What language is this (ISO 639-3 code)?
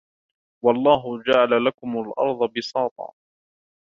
ara